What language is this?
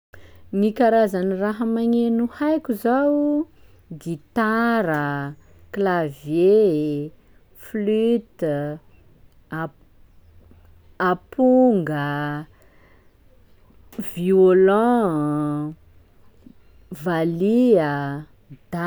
Sakalava Malagasy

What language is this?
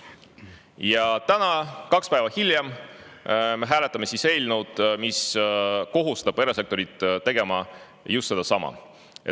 Estonian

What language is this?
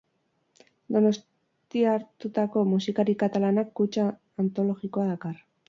Basque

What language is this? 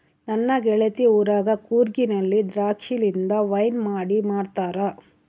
Kannada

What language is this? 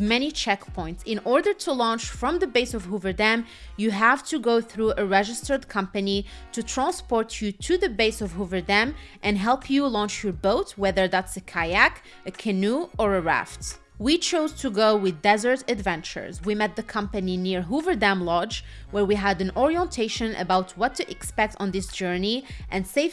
English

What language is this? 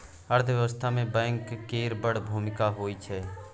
Maithili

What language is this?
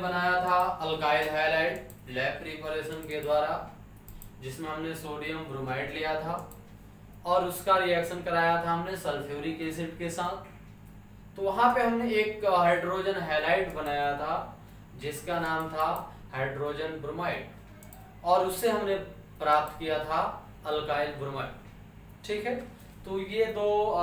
Hindi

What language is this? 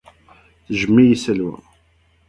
Kabyle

